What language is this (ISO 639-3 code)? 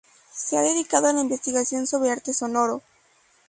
spa